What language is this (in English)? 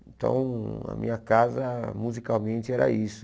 Portuguese